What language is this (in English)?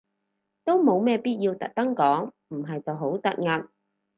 Cantonese